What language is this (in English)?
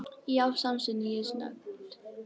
Icelandic